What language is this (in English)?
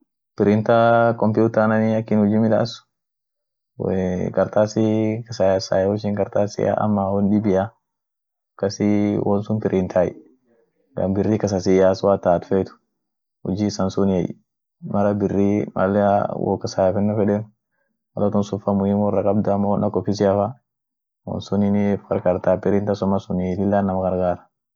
Orma